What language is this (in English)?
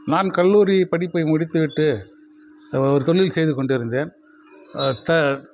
Tamil